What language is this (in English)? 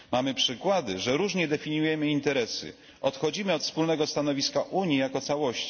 Polish